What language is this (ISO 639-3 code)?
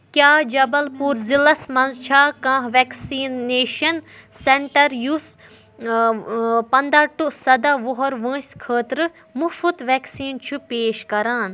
kas